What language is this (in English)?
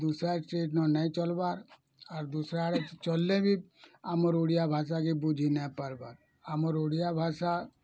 Odia